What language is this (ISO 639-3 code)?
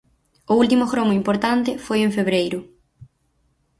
glg